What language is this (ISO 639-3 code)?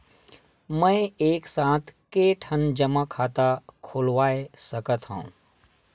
hne